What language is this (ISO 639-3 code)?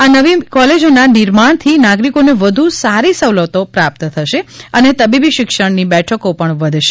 guj